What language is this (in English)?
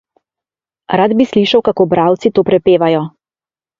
Slovenian